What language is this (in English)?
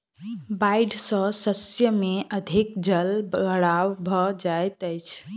Maithili